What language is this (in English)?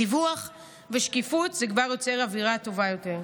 Hebrew